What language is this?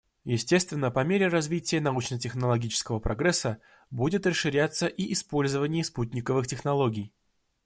Russian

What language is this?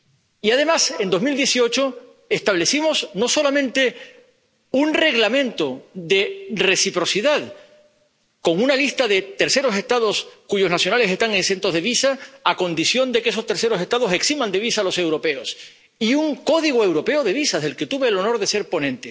Spanish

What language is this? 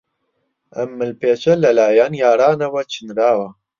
Central Kurdish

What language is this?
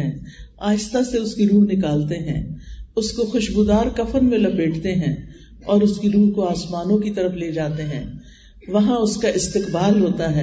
Urdu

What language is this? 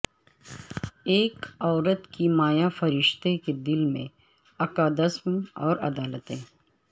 Urdu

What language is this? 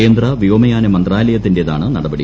Malayalam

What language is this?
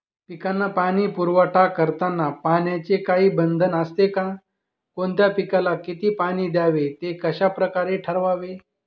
Marathi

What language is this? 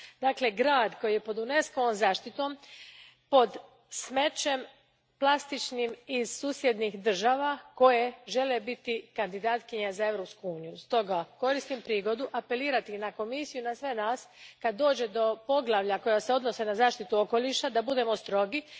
Croatian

